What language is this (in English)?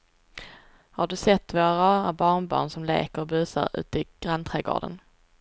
Swedish